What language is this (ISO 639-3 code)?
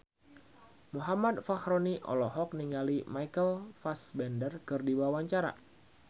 sun